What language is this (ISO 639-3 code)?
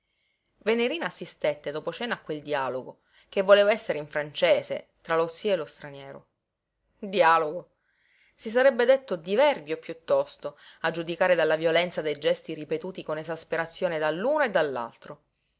ita